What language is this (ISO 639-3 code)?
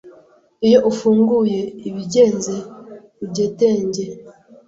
kin